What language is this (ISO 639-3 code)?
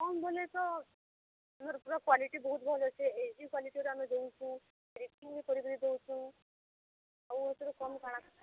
ori